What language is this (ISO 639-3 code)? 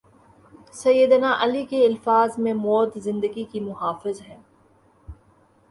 urd